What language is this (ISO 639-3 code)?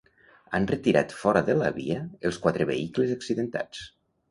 cat